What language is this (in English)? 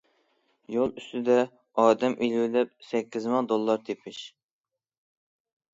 Uyghur